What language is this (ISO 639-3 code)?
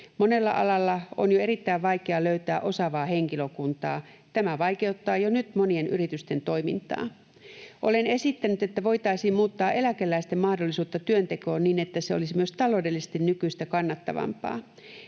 fin